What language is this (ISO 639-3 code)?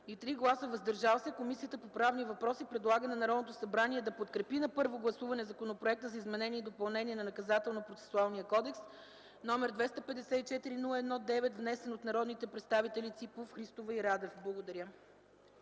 bul